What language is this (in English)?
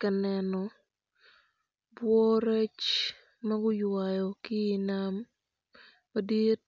Acoli